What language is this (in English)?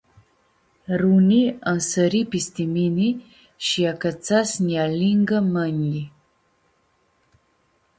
Aromanian